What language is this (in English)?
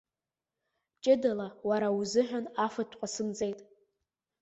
Abkhazian